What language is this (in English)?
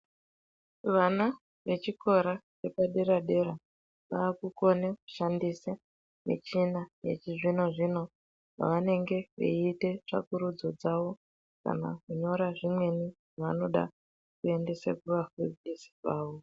Ndau